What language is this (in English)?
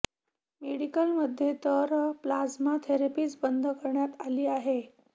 Marathi